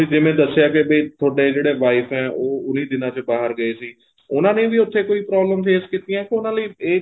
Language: Punjabi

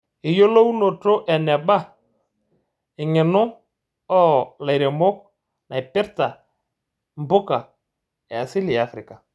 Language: Masai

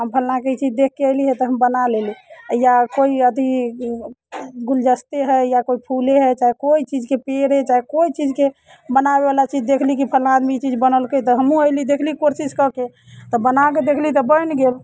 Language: Maithili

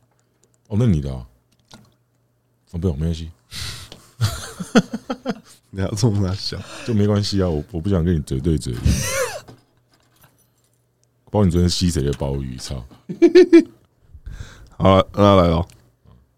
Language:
Chinese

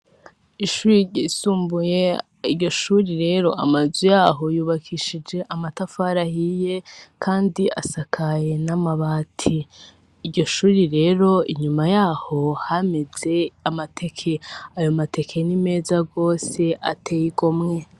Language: Rundi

